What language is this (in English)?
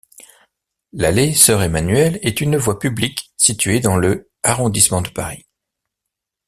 French